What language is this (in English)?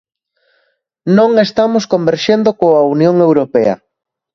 Galician